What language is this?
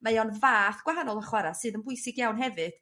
Welsh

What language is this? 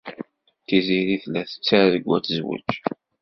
Kabyle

